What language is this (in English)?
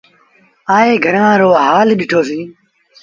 Sindhi Bhil